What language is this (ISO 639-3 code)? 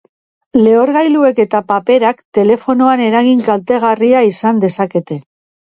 eus